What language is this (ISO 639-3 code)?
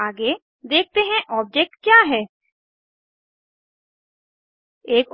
hin